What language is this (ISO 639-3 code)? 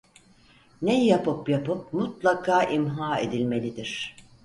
tur